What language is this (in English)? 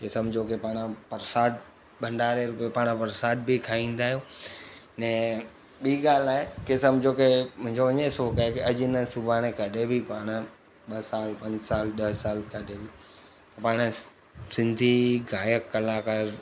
Sindhi